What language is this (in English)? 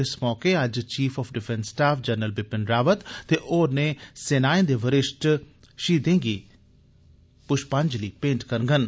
Dogri